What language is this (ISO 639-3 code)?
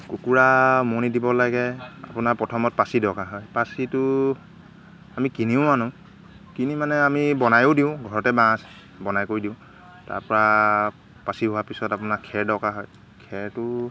asm